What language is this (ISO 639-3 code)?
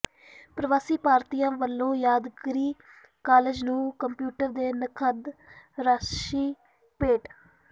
pan